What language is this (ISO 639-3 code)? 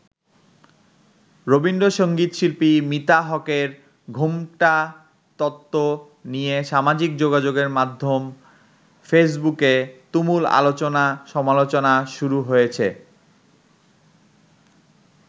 ben